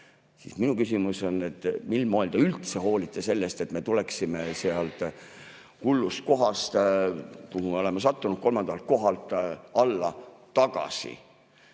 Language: Estonian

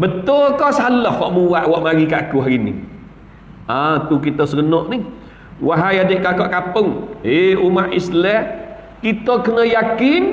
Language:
Malay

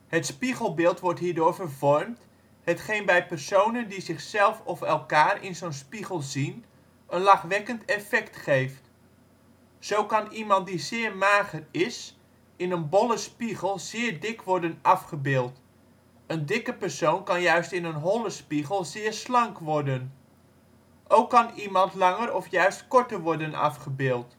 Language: Dutch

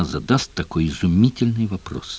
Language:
Russian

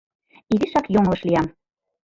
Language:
Mari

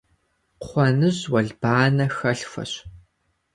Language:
Kabardian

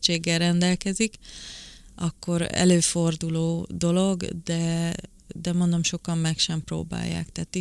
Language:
Hungarian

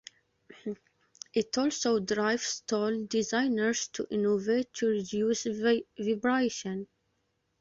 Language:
English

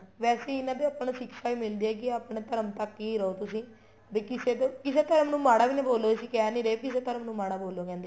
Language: Punjabi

